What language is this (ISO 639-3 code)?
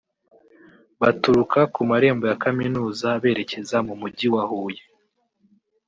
kin